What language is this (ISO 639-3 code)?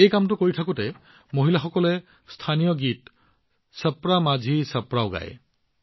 asm